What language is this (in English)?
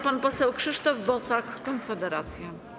Polish